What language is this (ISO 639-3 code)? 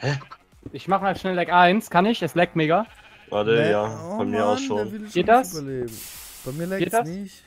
deu